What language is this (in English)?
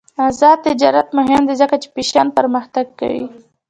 Pashto